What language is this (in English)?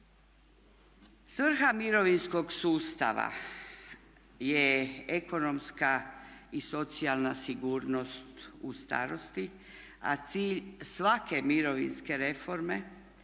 Croatian